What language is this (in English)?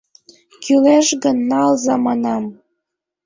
Mari